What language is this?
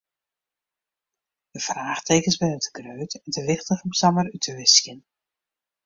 Western Frisian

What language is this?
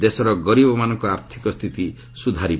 Odia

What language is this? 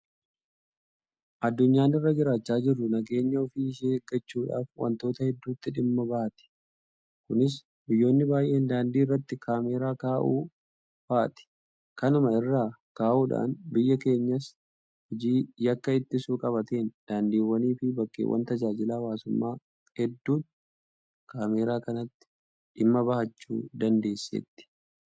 Oromo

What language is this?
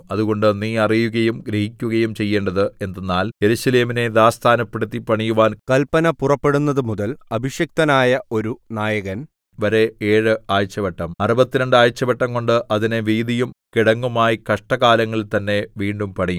Malayalam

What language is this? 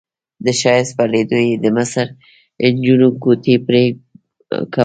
Pashto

